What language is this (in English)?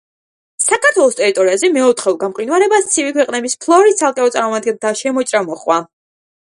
Georgian